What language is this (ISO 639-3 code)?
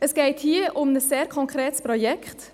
gsw